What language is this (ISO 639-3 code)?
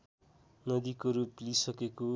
nep